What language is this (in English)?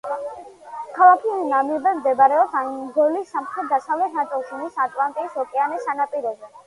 Georgian